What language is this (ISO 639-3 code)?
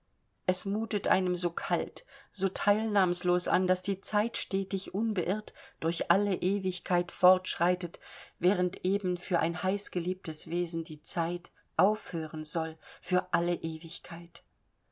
deu